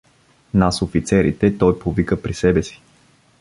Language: Bulgarian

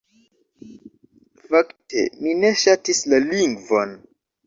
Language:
Esperanto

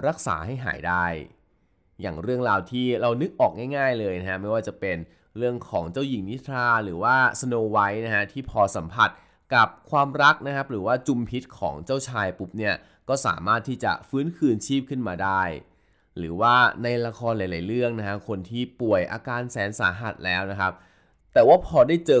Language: Thai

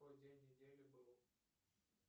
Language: Russian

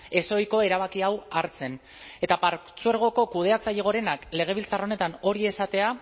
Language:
Basque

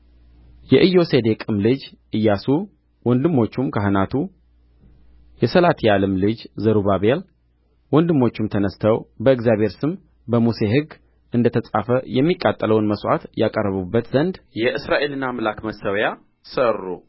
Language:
Amharic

